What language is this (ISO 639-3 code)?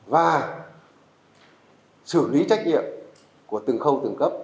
vie